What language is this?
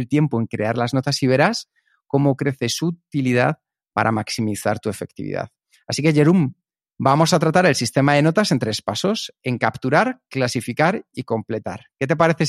Spanish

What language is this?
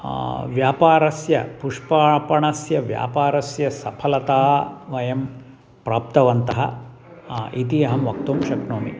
Sanskrit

